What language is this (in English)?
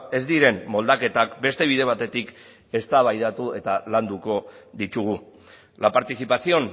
Basque